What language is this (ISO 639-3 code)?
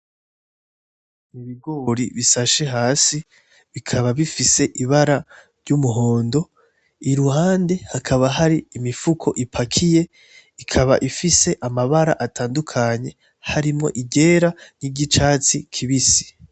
run